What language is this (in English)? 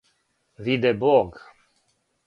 Serbian